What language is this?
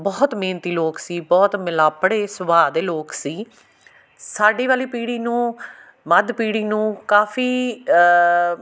Punjabi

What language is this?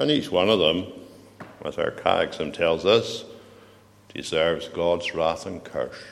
English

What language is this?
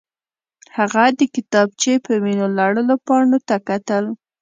Pashto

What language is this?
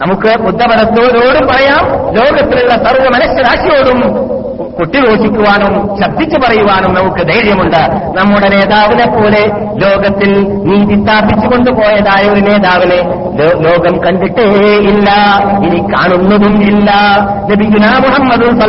Malayalam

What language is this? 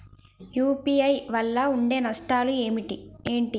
Telugu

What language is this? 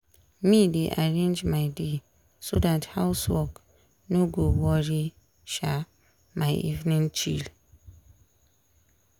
Nigerian Pidgin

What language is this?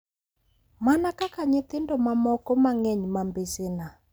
Luo (Kenya and Tanzania)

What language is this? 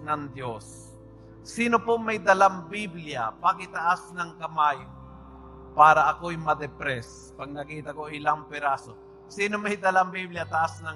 Filipino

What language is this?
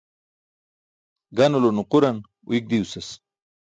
Burushaski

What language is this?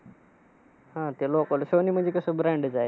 Marathi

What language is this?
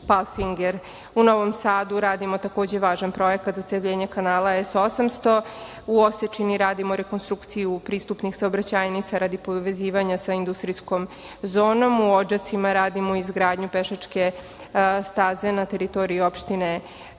Serbian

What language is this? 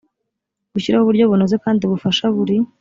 Kinyarwanda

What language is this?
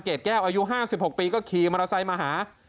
Thai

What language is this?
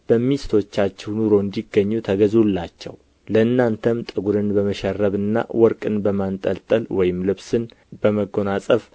Amharic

